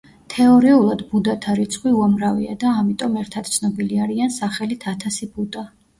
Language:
Georgian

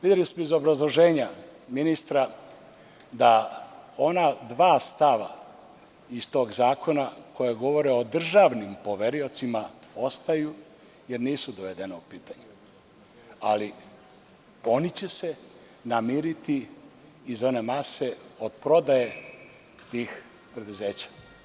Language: Serbian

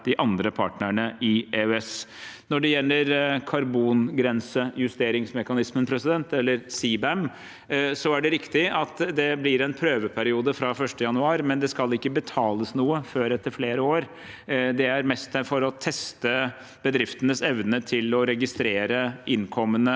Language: Norwegian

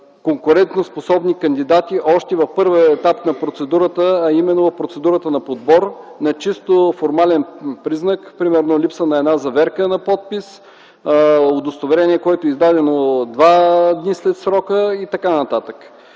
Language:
Bulgarian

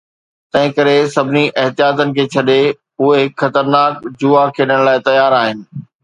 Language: Sindhi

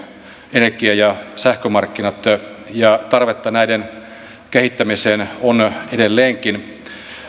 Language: Finnish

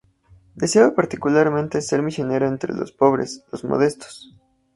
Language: Spanish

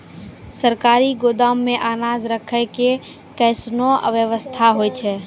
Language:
Maithili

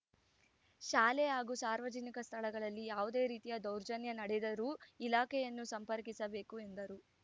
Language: Kannada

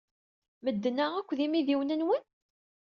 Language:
Kabyle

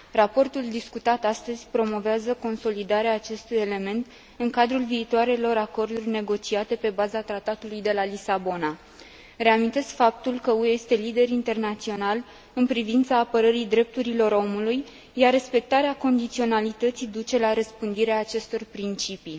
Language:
Romanian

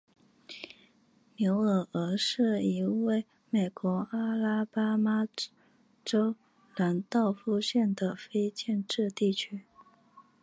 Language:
Chinese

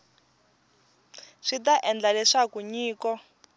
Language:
Tsonga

